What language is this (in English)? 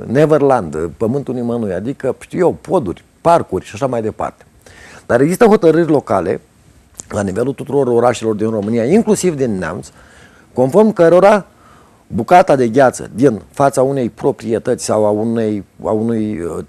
Romanian